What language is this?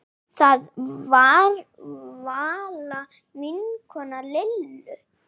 Icelandic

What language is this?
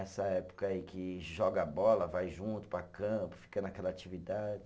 Portuguese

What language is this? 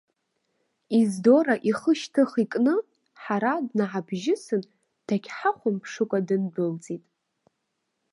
Abkhazian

